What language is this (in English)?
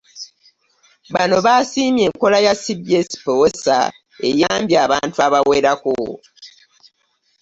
Ganda